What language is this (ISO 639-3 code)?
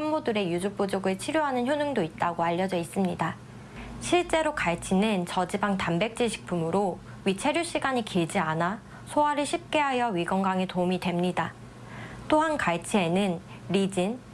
kor